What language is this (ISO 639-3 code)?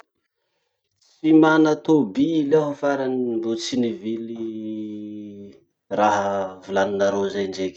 msh